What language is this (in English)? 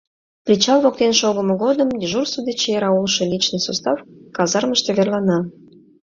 Mari